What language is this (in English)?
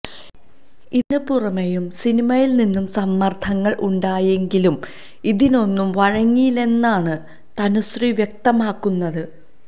Malayalam